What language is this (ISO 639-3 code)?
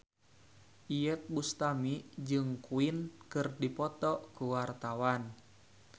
sun